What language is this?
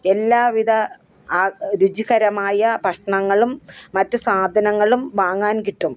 Malayalam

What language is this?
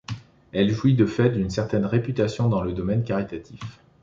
French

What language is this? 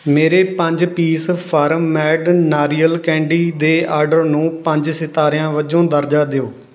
Punjabi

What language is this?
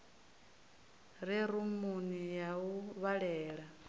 Venda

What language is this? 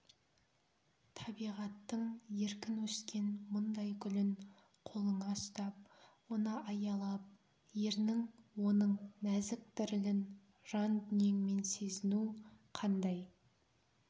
Kazakh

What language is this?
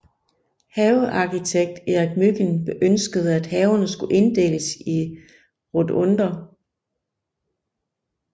Danish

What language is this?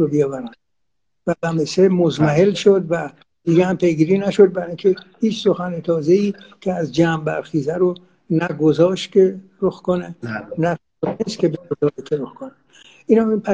Persian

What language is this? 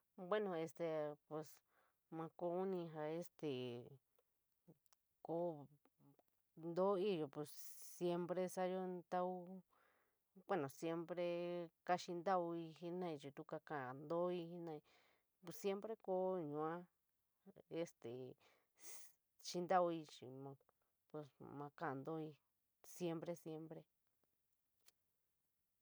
San Miguel El Grande Mixtec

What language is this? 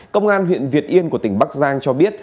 Vietnamese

